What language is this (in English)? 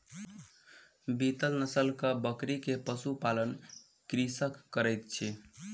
Maithili